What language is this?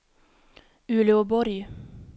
Swedish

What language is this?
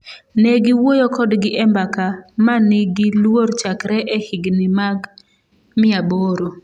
Luo (Kenya and Tanzania)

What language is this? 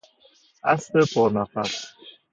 Persian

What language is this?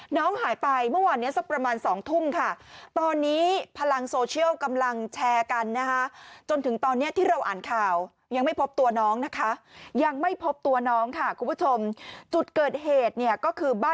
Thai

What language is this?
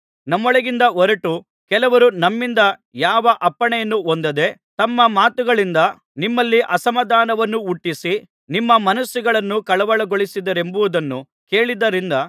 Kannada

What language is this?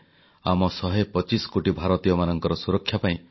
Odia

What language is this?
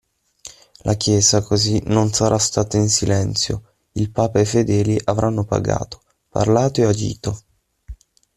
Italian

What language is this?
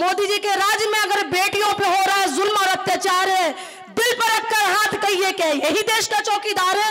Marathi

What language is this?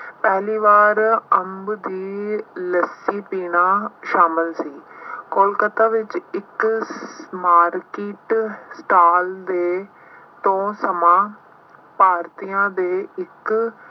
Punjabi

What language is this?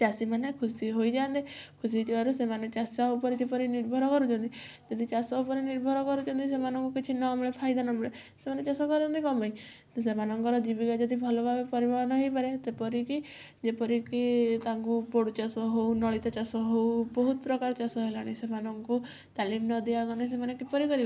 Odia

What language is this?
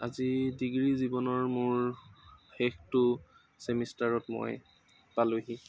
Assamese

